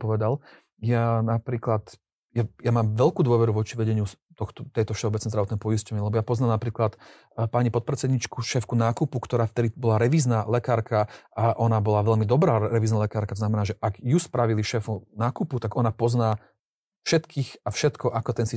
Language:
Slovak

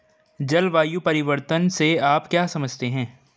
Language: Hindi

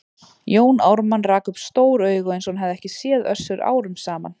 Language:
Icelandic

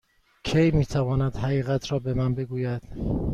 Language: Persian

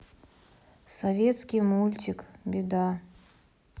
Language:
Russian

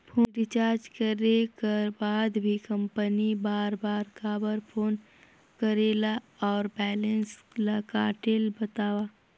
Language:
Chhattisgarhi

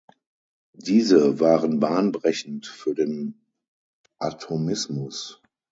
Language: German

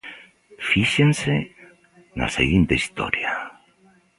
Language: Galician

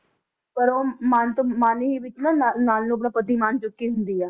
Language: Punjabi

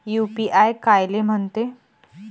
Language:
Marathi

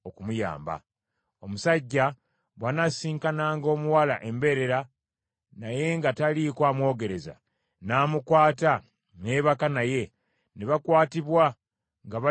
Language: Ganda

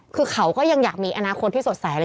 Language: Thai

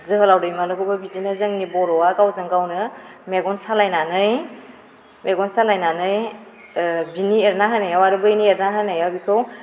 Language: Bodo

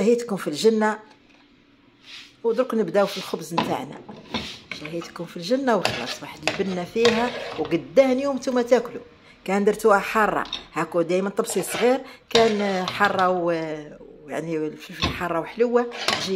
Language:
Arabic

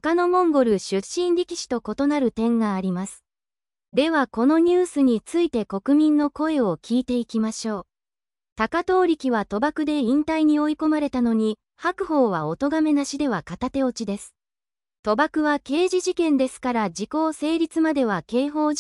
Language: Japanese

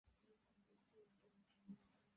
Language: Bangla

